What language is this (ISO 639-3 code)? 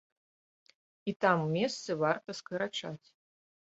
bel